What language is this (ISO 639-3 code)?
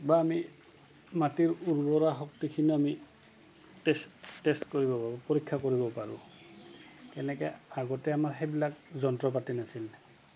asm